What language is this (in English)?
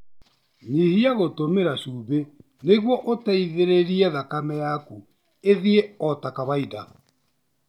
Kikuyu